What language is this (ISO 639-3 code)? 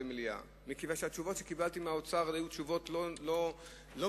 heb